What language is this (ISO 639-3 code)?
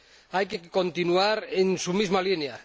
spa